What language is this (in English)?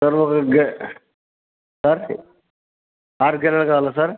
Telugu